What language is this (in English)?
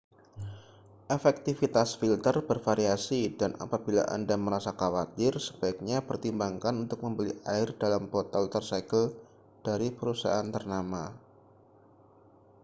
Indonesian